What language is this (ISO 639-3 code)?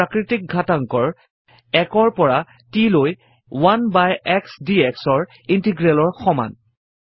asm